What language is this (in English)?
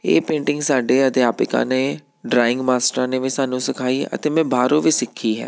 Punjabi